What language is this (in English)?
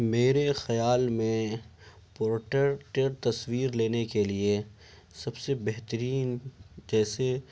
Urdu